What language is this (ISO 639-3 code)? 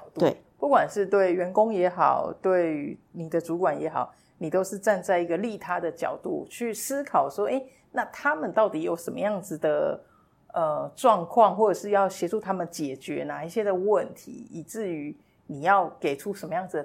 zho